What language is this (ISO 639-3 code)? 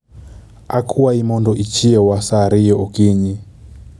luo